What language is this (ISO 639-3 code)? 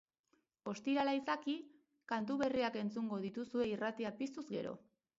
eus